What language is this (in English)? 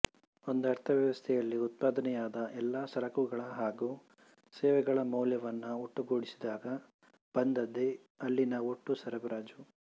Kannada